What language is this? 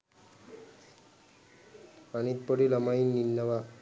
Sinhala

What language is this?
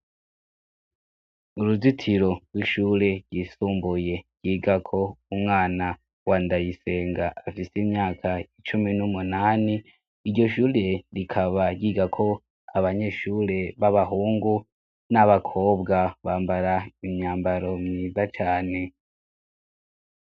Rundi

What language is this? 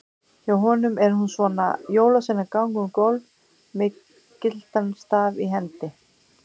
Icelandic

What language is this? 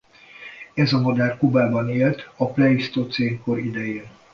Hungarian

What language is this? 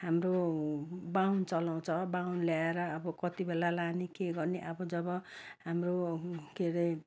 Nepali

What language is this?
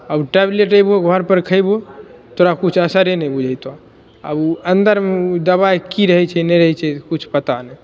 Maithili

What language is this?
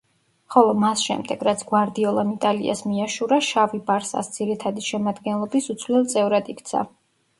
Georgian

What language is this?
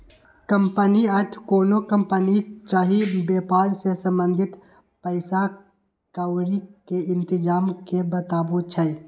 Magahi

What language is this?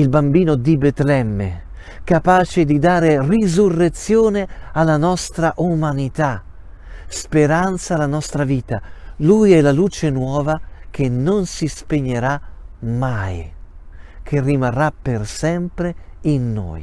Italian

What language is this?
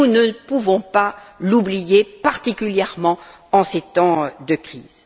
French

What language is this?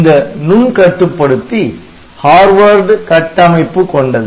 Tamil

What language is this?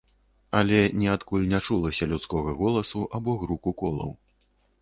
Belarusian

